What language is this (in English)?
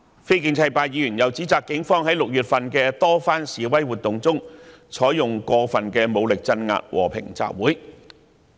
Cantonese